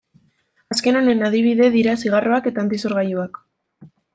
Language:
Basque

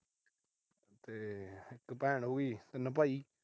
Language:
Punjabi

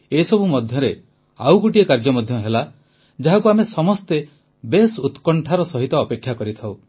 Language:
Odia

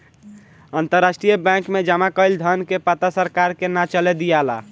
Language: Bhojpuri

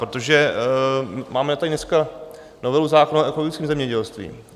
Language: Czech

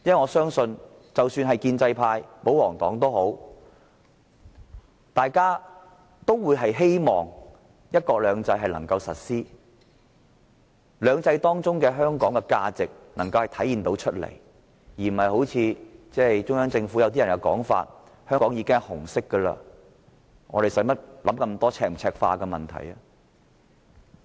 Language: Cantonese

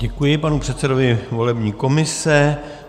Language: Czech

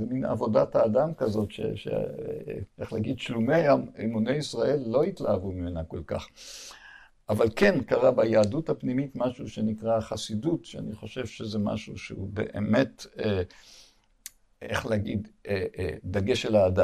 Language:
Hebrew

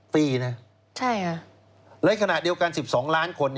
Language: Thai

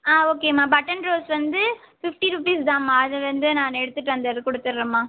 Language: Tamil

